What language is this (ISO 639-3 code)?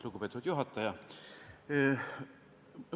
est